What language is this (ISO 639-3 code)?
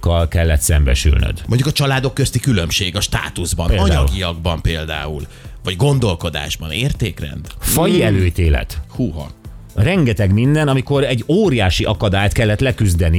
hun